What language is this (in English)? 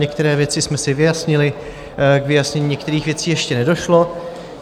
Czech